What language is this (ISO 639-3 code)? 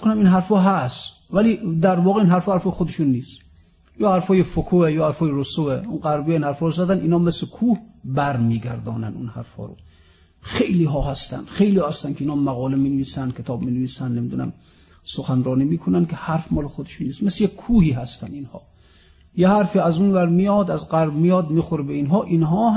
fas